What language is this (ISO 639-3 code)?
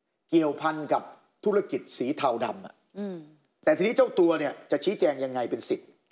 tha